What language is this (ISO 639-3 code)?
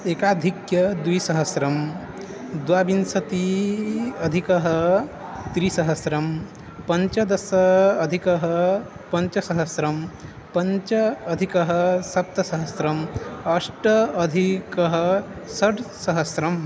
san